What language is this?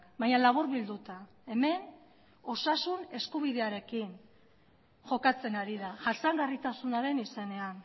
Basque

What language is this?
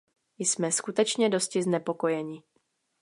Czech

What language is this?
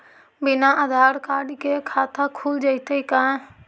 Magahi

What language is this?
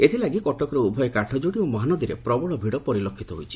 Odia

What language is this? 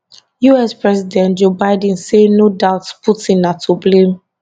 Nigerian Pidgin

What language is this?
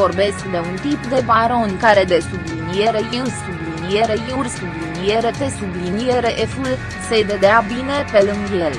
Romanian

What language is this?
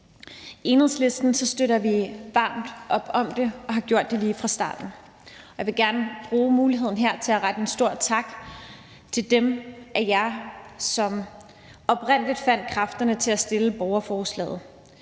Danish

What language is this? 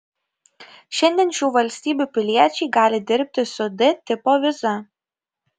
Lithuanian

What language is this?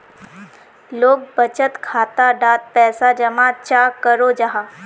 Magahi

